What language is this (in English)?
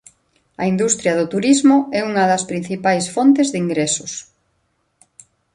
Galician